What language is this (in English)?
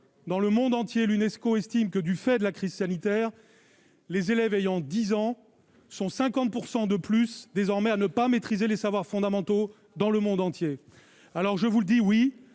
French